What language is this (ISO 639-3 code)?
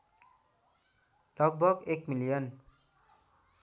nep